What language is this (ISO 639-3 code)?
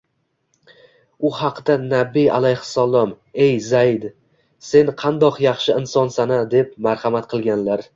uzb